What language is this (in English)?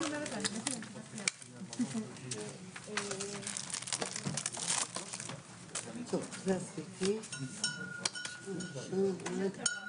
Hebrew